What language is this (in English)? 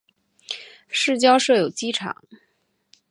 Chinese